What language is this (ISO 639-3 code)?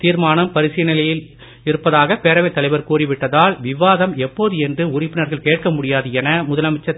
tam